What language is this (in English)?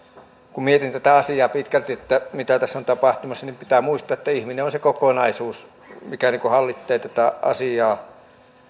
Finnish